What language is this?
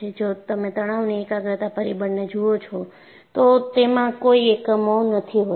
Gujarati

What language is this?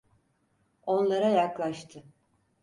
Turkish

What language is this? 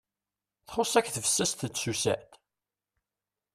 Kabyle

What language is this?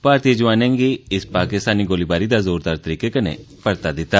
Dogri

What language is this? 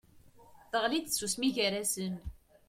Kabyle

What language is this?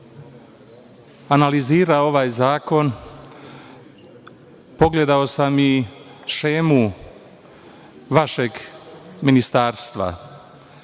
Serbian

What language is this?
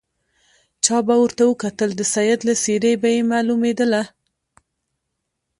Pashto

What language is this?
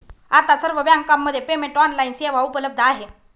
Marathi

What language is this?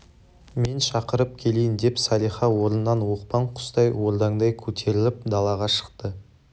Kazakh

